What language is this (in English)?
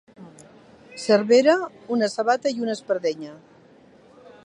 Catalan